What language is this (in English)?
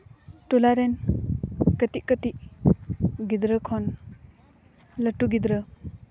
Santali